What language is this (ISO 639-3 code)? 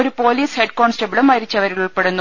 mal